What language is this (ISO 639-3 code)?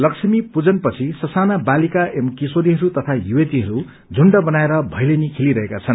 nep